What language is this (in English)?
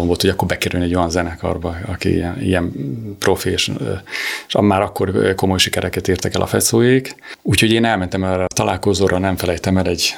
Hungarian